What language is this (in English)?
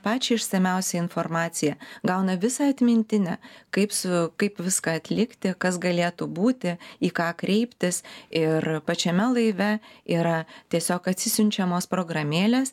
Lithuanian